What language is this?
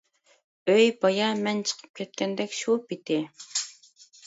Uyghur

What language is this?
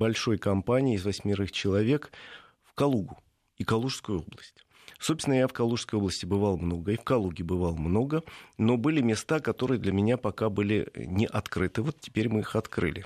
Russian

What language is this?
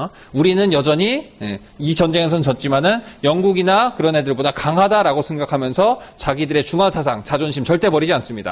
Korean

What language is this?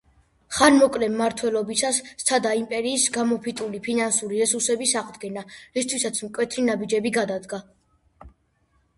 Georgian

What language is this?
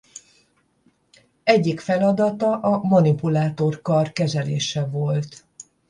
Hungarian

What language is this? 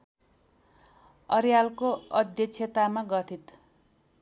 Nepali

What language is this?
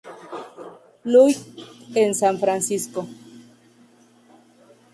Spanish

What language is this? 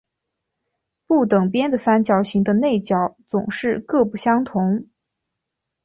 Chinese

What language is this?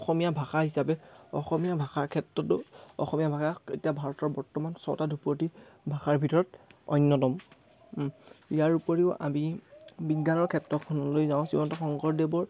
Assamese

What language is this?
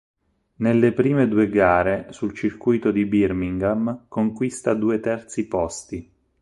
Italian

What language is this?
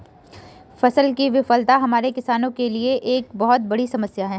Hindi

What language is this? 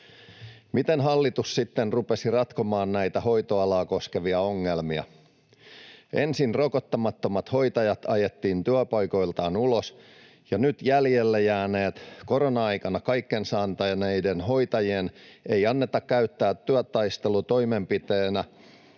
Finnish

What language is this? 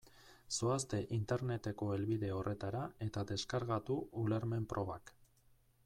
Basque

